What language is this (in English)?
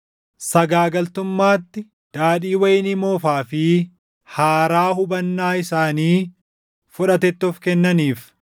Oromo